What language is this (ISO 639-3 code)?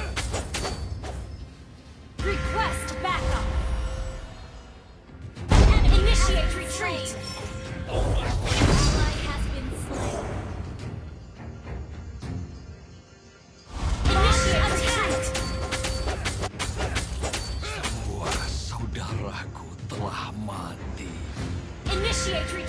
ind